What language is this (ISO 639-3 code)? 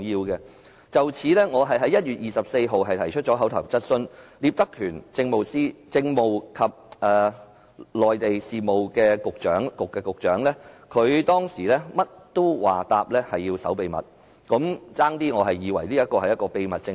yue